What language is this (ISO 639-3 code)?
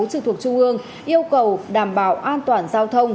vie